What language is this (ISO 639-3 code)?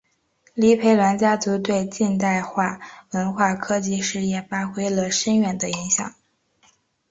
zho